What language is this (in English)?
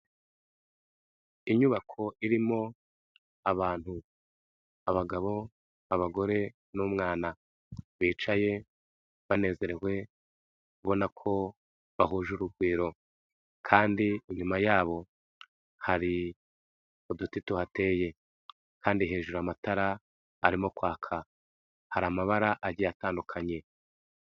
Kinyarwanda